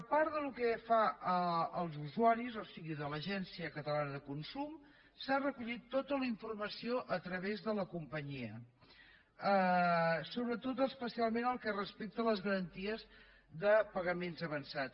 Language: Catalan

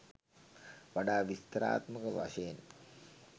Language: Sinhala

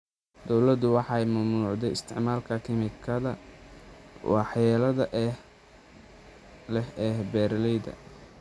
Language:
Somali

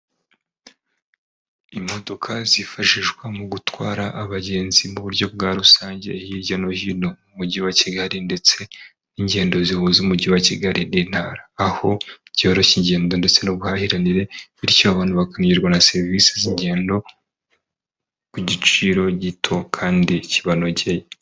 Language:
Kinyarwanda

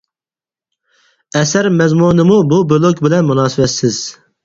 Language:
Uyghur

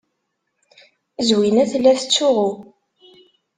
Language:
Kabyle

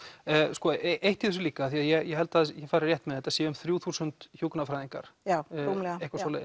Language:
Icelandic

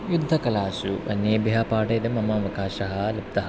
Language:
Sanskrit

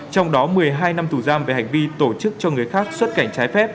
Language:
Vietnamese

